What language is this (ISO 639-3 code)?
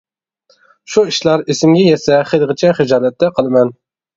uig